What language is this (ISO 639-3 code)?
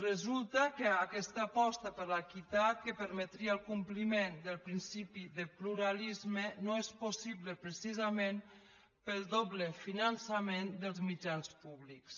cat